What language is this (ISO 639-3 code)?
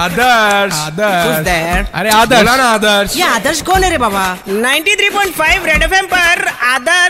hin